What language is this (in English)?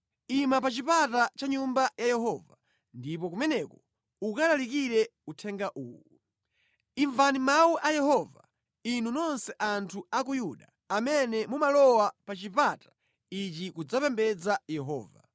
Nyanja